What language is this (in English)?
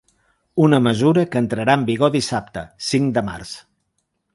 Catalan